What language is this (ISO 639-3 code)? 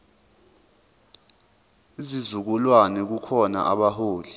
zul